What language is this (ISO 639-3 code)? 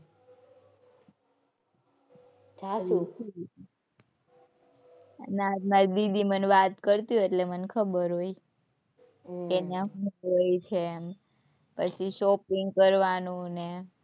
guj